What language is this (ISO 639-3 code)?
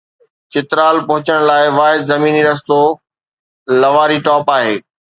snd